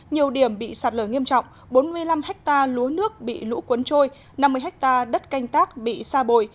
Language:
Vietnamese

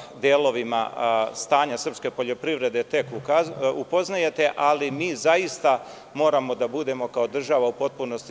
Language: Serbian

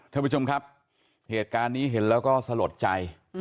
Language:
Thai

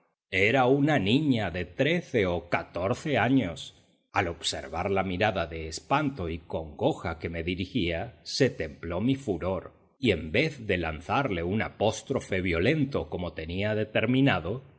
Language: Spanish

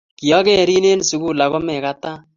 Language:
Kalenjin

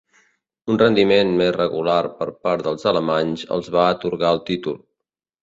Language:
Catalan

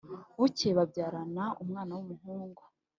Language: Kinyarwanda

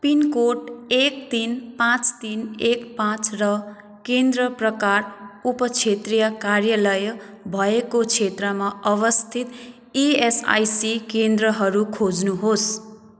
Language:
Nepali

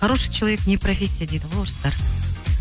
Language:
Kazakh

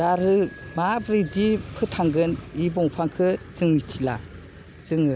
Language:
Bodo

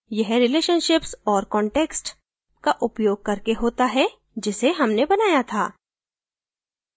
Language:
Hindi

